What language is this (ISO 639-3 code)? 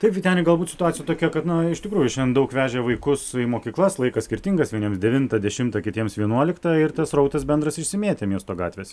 lit